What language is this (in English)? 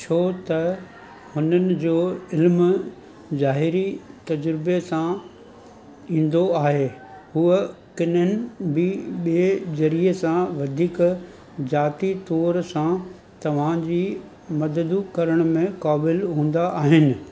Sindhi